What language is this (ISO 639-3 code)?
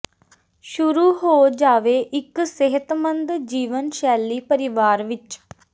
pan